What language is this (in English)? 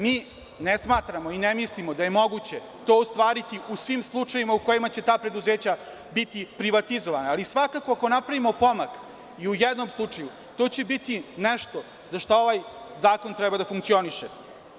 Serbian